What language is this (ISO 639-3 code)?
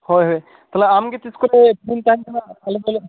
sat